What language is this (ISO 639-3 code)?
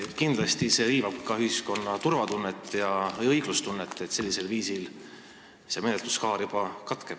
est